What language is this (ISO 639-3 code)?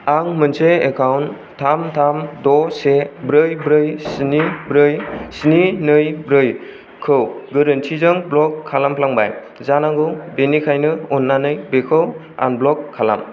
brx